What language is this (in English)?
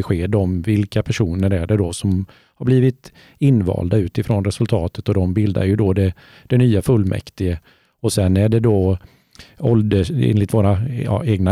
Swedish